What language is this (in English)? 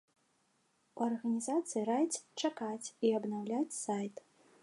Belarusian